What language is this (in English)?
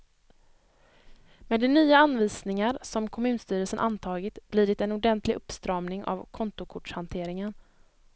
Swedish